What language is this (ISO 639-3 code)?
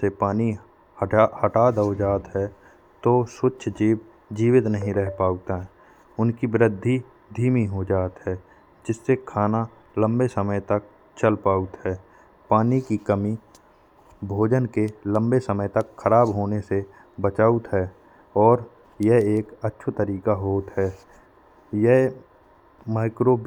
bns